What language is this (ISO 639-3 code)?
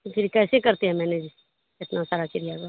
urd